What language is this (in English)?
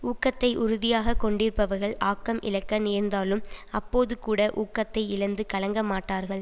Tamil